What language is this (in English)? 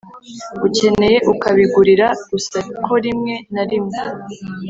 Kinyarwanda